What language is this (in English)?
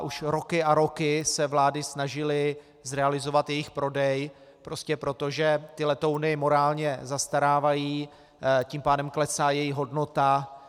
Czech